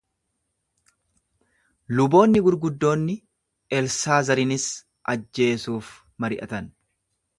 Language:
Oromo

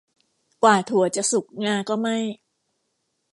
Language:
Thai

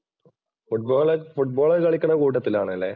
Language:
Malayalam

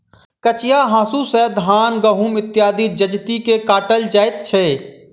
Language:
Maithili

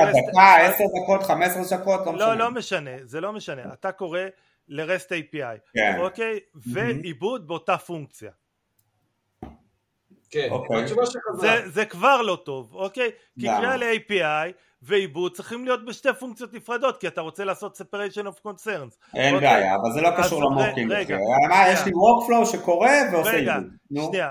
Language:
Hebrew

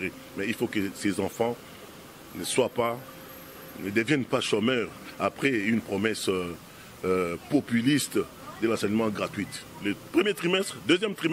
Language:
French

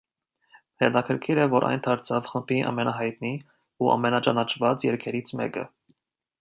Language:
Armenian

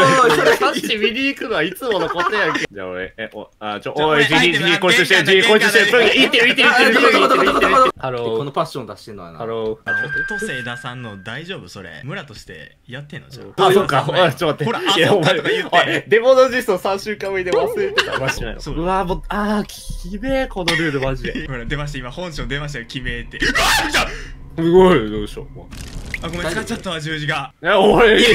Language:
Japanese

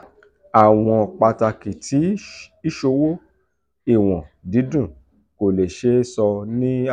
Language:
Yoruba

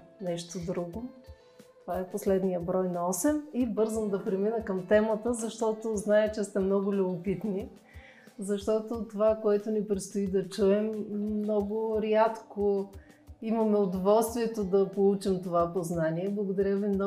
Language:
Bulgarian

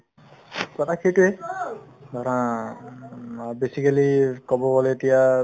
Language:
Assamese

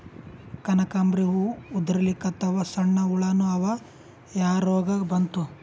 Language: Kannada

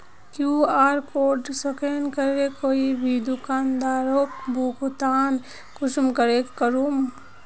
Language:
Magahi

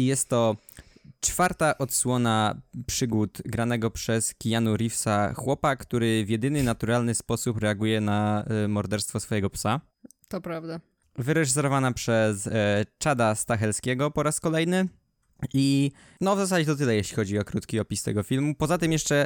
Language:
Polish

